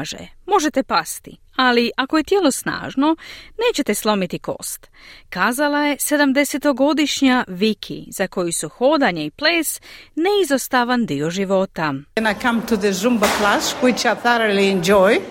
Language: Croatian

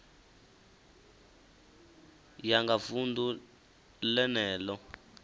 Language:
Venda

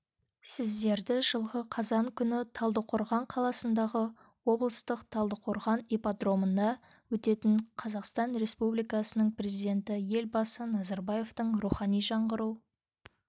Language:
Kazakh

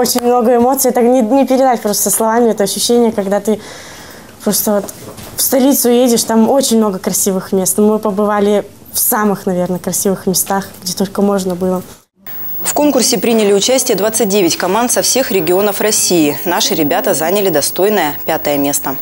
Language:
Russian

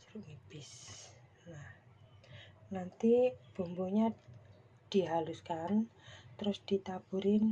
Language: Indonesian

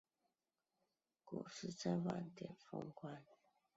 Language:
Chinese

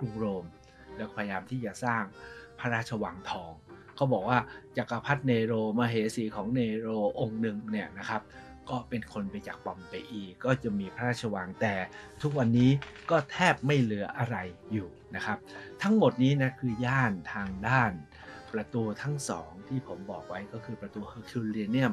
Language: Thai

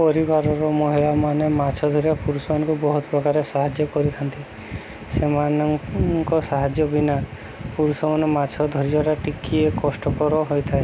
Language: Odia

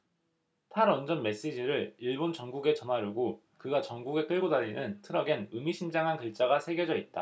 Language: Korean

